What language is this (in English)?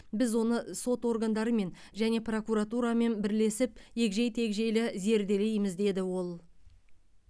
Kazakh